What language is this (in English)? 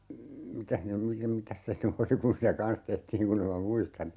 Finnish